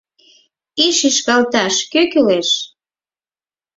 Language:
Mari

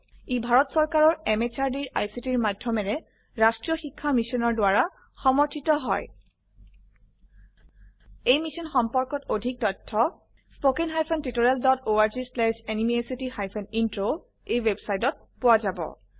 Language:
Assamese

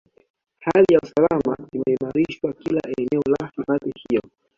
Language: Swahili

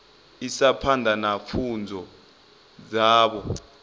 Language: Venda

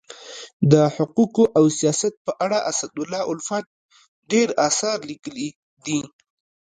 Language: Pashto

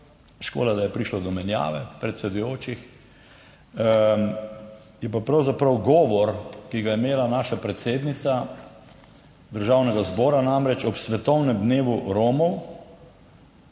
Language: Slovenian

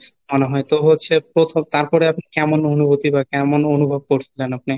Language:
Bangla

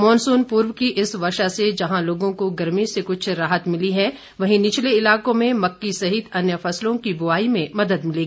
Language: Hindi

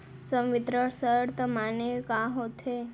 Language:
Chhattisgarhi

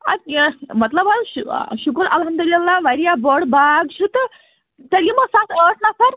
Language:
Kashmiri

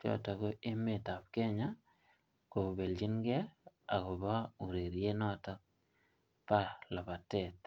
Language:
Kalenjin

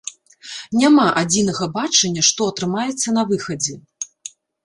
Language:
Belarusian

